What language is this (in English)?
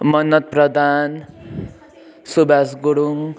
Nepali